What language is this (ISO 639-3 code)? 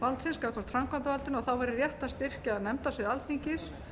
isl